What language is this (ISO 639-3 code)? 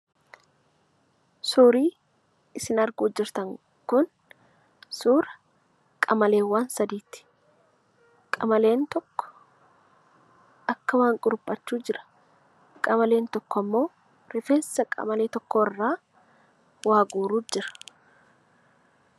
orm